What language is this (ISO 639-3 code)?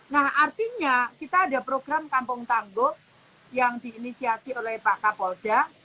ind